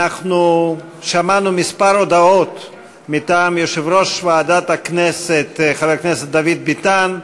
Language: Hebrew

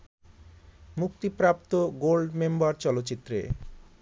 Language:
Bangla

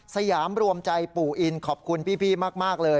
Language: Thai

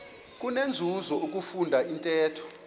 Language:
Xhosa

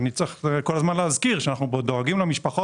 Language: Hebrew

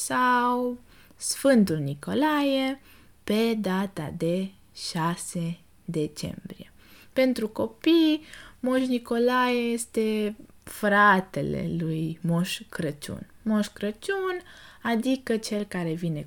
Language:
Romanian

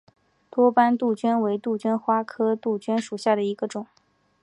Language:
Chinese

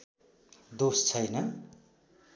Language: Nepali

